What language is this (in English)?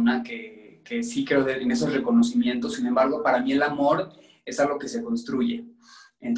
Spanish